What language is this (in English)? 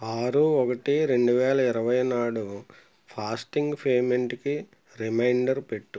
Telugu